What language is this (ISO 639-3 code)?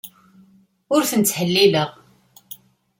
kab